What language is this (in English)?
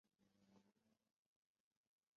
Chinese